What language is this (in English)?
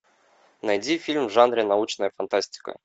Russian